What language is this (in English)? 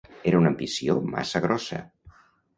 Catalan